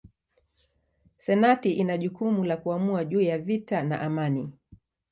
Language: Swahili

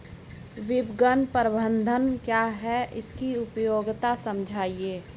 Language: Hindi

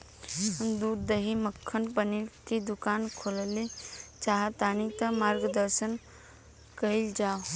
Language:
Bhojpuri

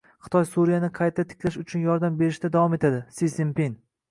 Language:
Uzbek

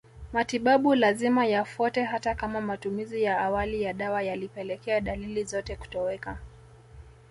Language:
Swahili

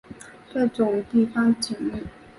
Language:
Chinese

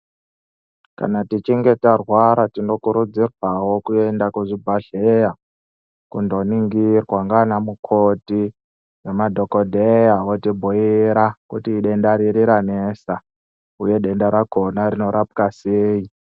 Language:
Ndau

